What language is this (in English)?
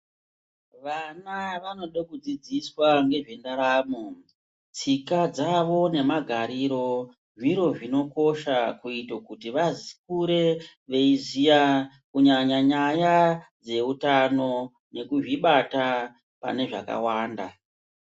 Ndau